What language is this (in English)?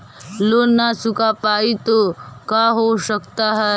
Magahi